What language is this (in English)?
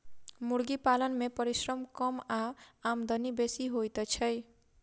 Maithili